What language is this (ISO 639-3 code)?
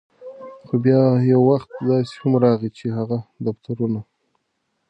pus